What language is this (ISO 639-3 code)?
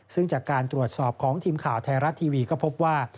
tha